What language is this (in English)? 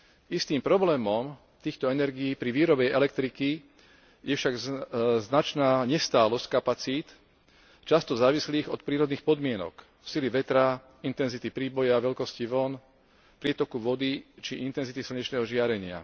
Slovak